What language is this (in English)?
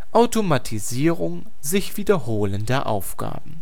German